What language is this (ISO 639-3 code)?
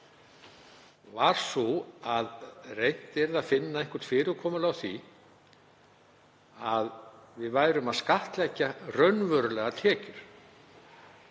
isl